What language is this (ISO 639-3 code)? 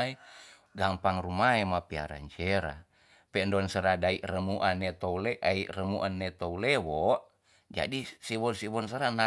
txs